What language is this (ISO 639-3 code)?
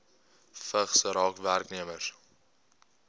afr